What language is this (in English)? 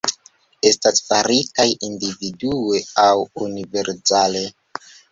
Esperanto